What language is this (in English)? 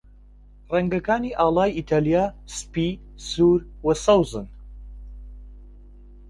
Central Kurdish